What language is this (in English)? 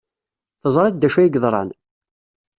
Kabyle